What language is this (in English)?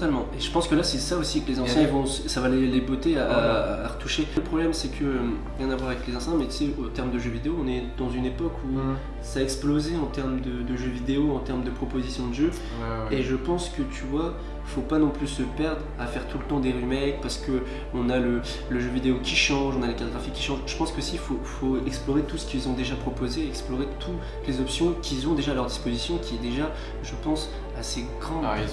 French